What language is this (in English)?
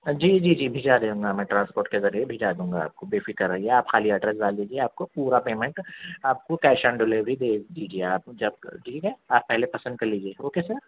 Urdu